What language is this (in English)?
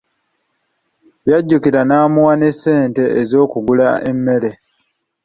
Ganda